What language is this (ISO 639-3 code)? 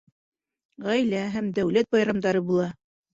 bak